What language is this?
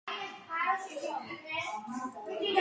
Georgian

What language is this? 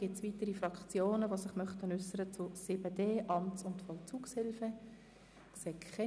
Swiss German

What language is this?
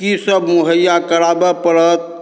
Maithili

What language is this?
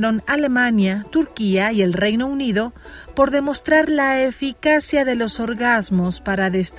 Spanish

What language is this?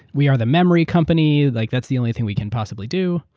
English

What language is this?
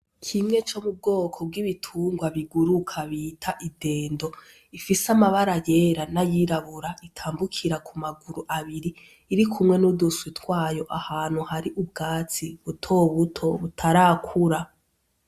Rundi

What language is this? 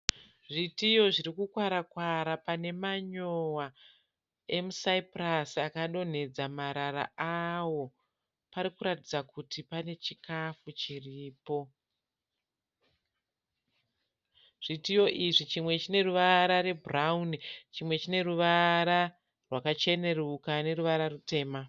Shona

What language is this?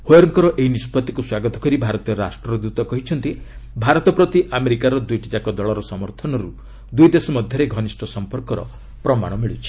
Odia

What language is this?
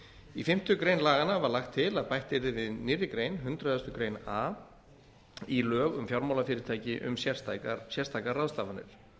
Icelandic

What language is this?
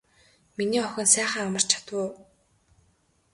Mongolian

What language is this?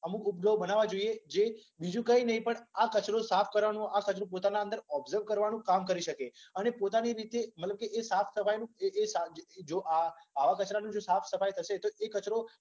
Gujarati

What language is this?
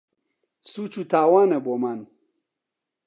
Central Kurdish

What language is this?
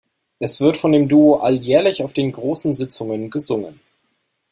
German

